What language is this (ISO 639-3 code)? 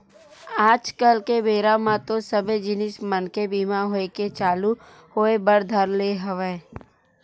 hne